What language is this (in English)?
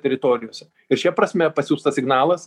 Lithuanian